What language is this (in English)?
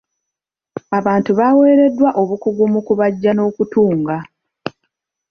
Ganda